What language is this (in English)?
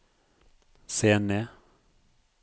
Norwegian